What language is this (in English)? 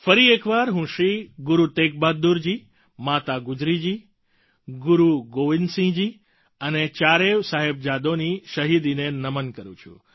Gujarati